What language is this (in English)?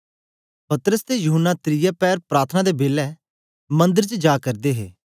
Dogri